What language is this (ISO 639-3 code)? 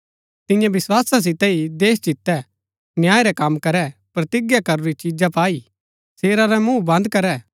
gbk